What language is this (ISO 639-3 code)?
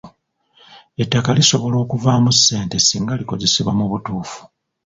lug